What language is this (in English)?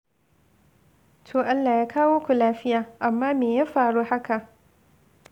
Hausa